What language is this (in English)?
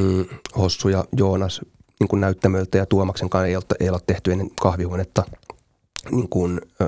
Finnish